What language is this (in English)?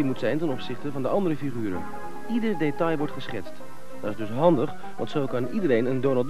Dutch